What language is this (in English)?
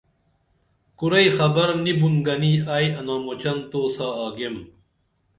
Dameli